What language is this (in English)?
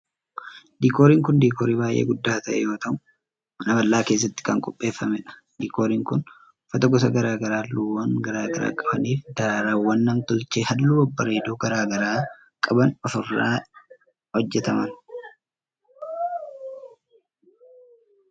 Oromo